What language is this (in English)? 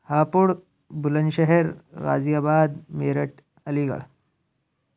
Urdu